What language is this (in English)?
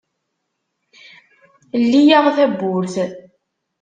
Kabyle